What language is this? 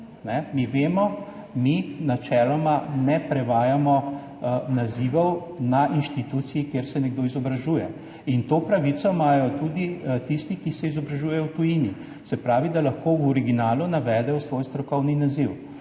Slovenian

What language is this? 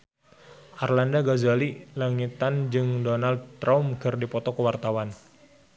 Sundanese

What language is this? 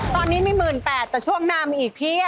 Thai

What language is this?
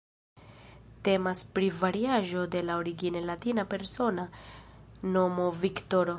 Esperanto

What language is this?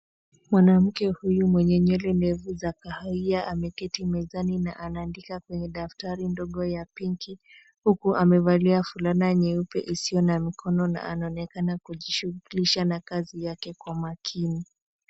Swahili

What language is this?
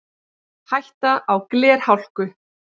Icelandic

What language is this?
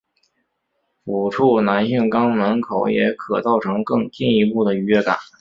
Chinese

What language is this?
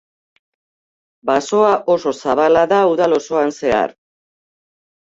Basque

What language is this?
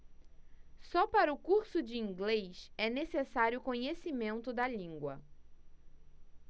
Portuguese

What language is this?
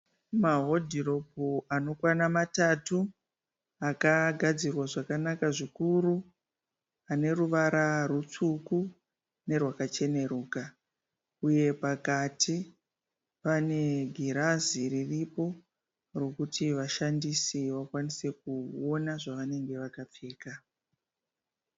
Shona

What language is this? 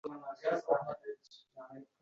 Uzbek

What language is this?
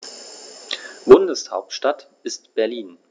German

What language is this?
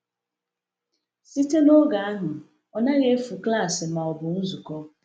Igbo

